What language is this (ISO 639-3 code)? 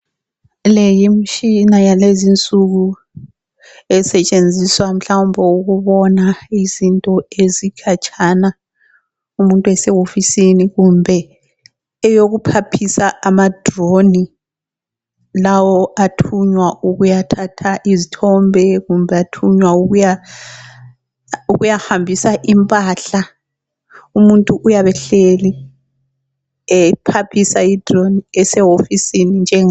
nde